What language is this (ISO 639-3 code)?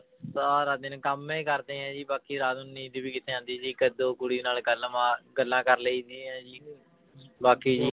pan